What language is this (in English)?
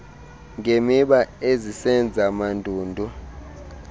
Xhosa